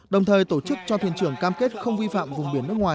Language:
Vietnamese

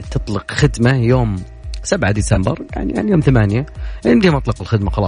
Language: Arabic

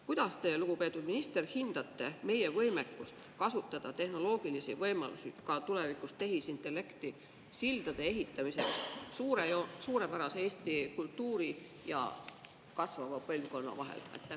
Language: Estonian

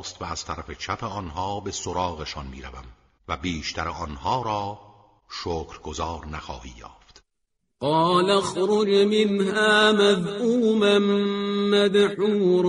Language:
Persian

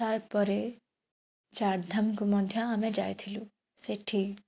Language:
Odia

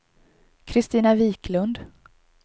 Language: Swedish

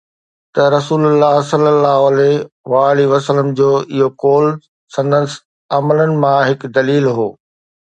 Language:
Sindhi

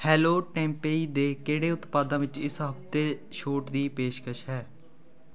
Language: Punjabi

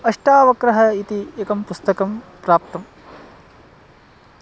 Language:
Sanskrit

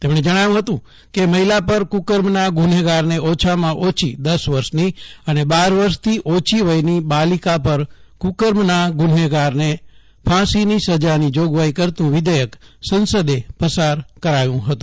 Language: Gujarati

